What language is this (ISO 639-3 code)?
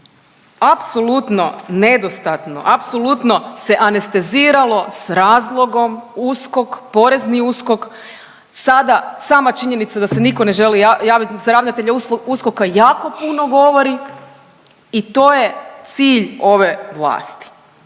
hrv